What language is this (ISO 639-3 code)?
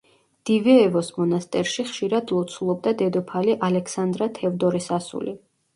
kat